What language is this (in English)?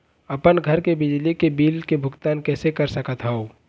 Chhattisgarhi